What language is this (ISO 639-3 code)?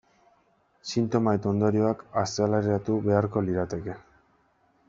eus